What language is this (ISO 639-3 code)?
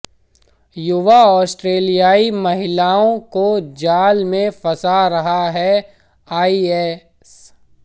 hin